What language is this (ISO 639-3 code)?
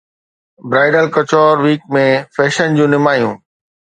snd